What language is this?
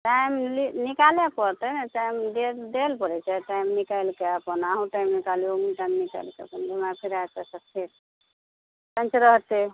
Maithili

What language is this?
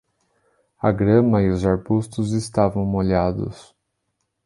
Portuguese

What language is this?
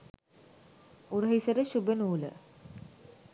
Sinhala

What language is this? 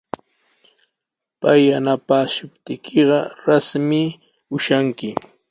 Sihuas Ancash Quechua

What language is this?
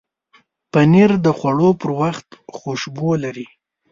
Pashto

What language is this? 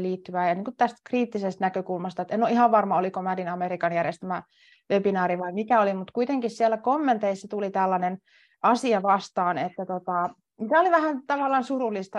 Finnish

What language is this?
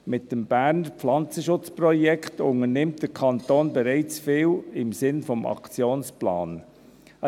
Swiss German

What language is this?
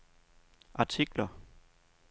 Danish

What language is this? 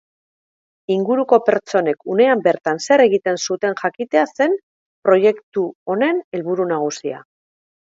Basque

